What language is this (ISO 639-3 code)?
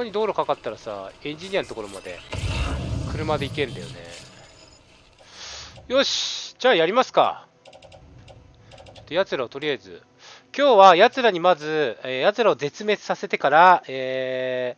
jpn